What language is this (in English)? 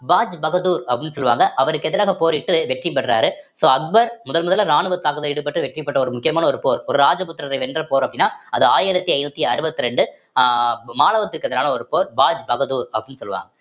Tamil